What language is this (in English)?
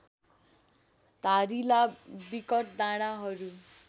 Nepali